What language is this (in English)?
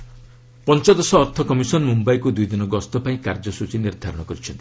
Odia